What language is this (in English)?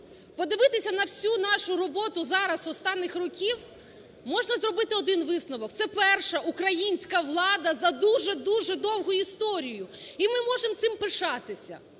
Ukrainian